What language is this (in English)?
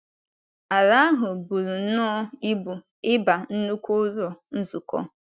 Igbo